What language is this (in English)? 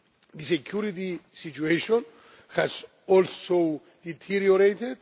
English